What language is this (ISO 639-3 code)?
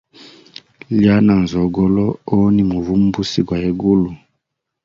hem